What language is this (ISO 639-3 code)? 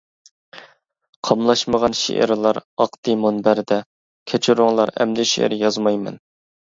uig